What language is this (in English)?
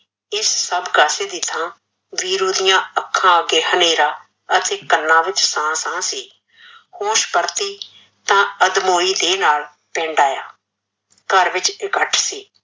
Punjabi